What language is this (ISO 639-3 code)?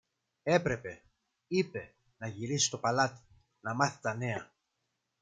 ell